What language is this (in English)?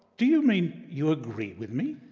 English